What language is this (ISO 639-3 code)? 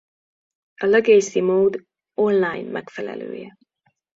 hun